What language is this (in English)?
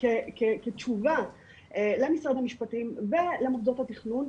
Hebrew